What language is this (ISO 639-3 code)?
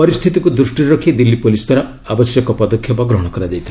ori